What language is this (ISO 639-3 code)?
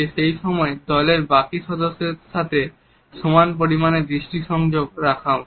ben